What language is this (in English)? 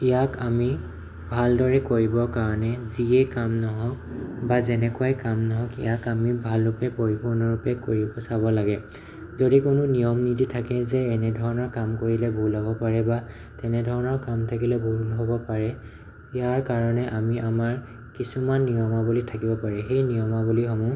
Assamese